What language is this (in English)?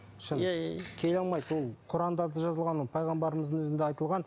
Kazakh